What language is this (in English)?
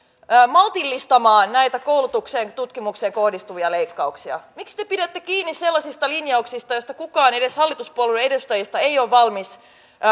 Finnish